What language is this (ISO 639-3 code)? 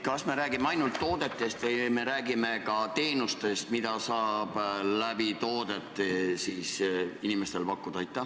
est